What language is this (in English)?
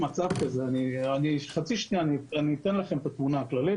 Hebrew